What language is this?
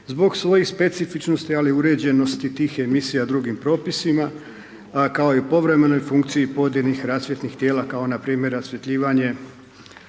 Croatian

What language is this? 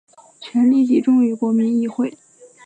Chinese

